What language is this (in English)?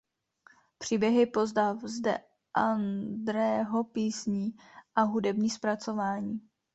Czech